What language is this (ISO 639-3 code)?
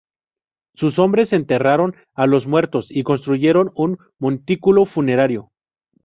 spa